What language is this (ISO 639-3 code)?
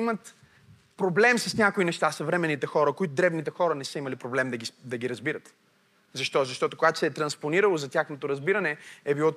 bul